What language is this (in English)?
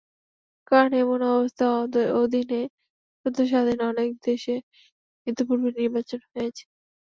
Bangla